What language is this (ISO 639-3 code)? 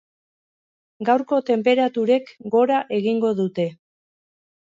eus